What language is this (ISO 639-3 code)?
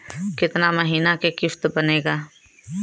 bho